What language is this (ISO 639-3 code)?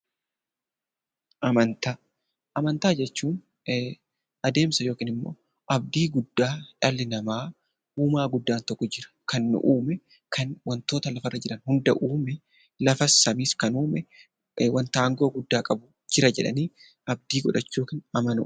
orm